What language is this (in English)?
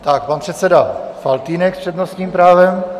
Czech